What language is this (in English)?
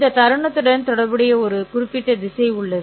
Tamil